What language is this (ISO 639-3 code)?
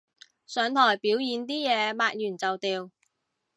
yue